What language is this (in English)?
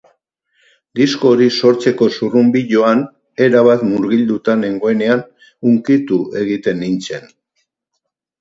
Basque